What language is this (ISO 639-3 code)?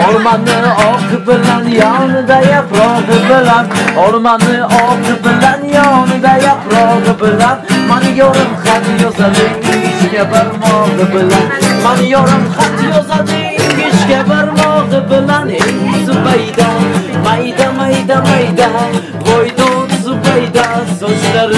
tur